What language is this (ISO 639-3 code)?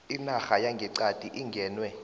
nbl